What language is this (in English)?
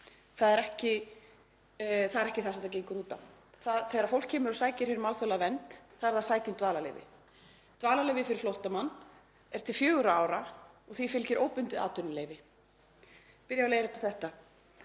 Icelandic